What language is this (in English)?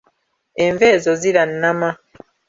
Ganda